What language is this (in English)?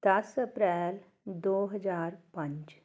Punjabi